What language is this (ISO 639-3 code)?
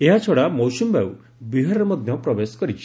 ori